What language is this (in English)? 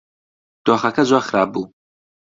Central Kurdish